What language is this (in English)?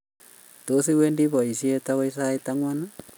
Kalenjin